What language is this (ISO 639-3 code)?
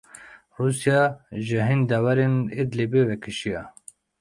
kur